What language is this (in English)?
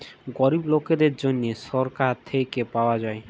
Bangla